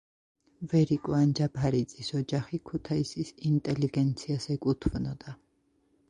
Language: Georgian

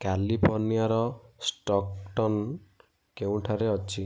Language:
Odia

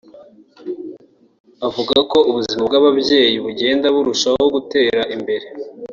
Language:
Kinyarwanda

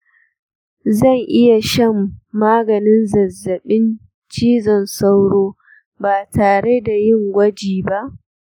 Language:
Hausa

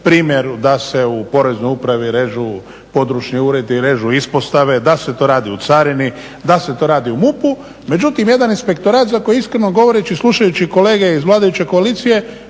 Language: Croatian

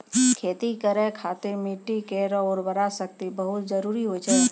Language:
Maithili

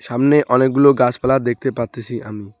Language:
Bangla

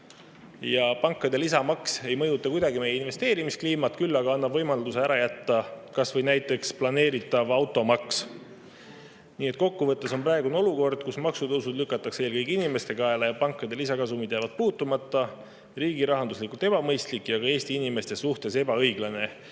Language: Estonian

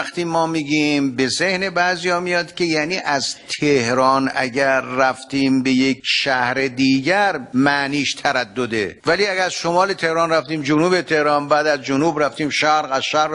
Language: Persian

